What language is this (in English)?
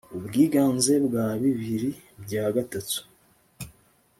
Kinyarwanda